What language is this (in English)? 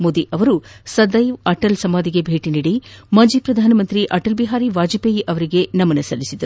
Kannada